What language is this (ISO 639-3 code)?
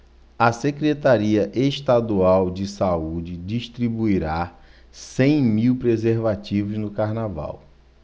por